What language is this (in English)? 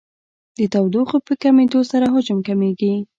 Pashto